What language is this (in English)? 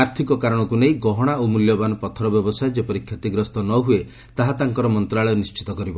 Odia